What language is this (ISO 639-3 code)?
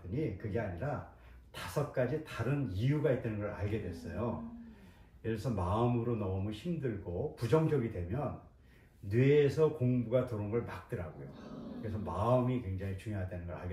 kor